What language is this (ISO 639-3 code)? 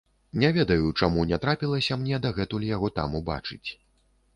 bel